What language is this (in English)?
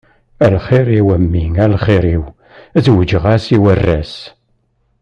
Kabyle